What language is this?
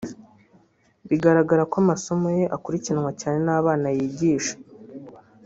Kinyarwanda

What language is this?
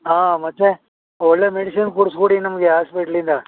Kannada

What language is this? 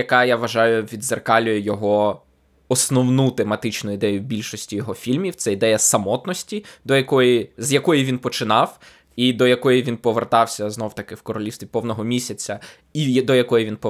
Ukrainian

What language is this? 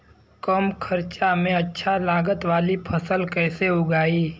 Bhojpuri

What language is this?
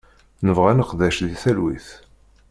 Kabyle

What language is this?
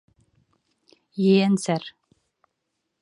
Bashkir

